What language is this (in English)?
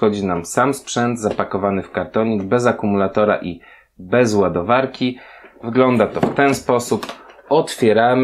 Polish